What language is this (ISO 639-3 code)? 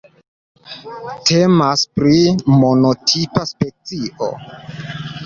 epo